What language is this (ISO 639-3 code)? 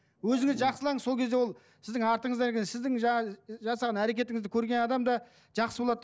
kaz